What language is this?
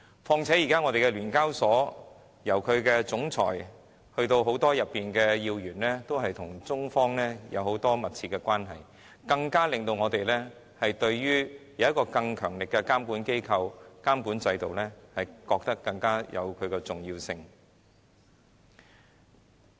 Cantonese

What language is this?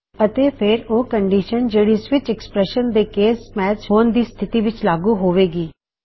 Punjabi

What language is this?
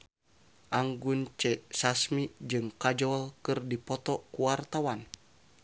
Sundanese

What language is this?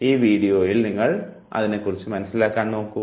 Malayalam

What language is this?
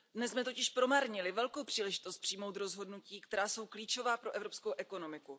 Czech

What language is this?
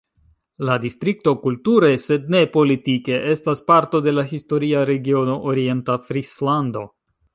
Esperanto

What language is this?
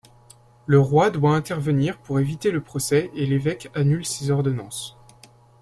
French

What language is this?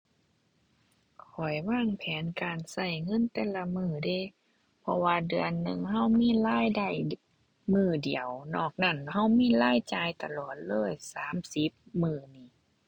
Thai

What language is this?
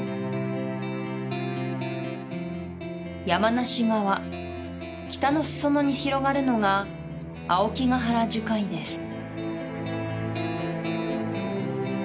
Japanese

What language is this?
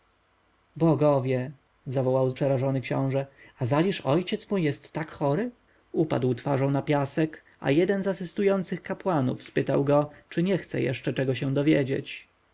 Polish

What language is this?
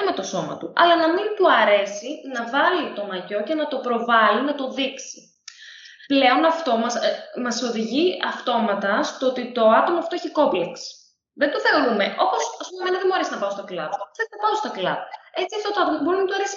Greek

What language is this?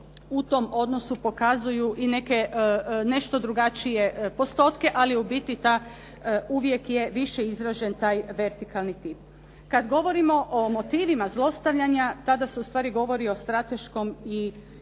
Croatian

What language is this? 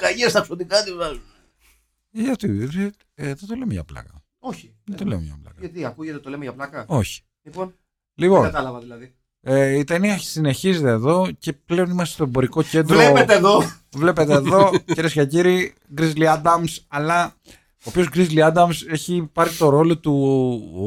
Greek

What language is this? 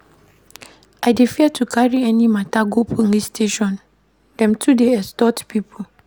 Nigerian Pidgin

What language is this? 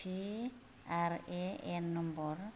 Bodo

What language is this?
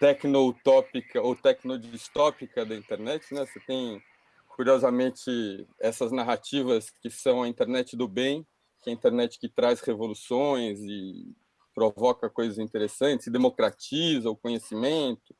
Portuguese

